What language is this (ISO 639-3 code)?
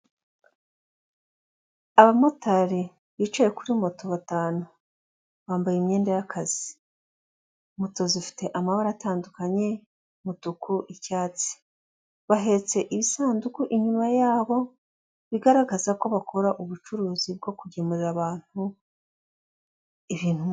kin